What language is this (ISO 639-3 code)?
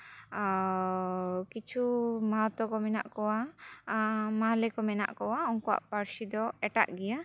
sat